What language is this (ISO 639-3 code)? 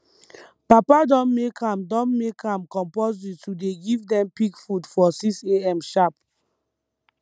pcm